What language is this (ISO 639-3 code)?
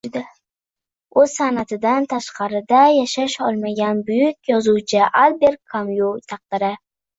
uzb